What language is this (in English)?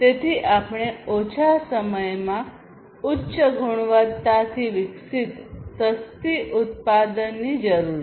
Gujarati